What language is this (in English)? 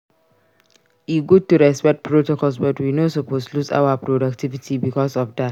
Nigerian Pidgin